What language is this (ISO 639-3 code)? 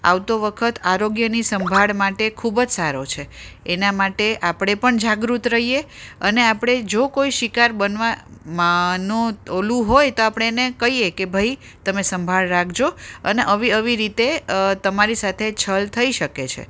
guj